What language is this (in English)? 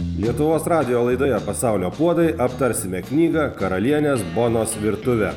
Lithuanian